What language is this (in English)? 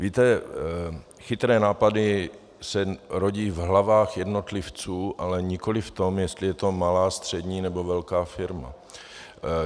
Czech